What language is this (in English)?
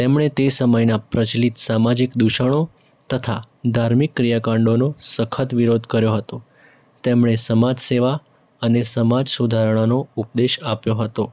Gujarati